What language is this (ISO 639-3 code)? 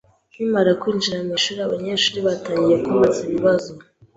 kin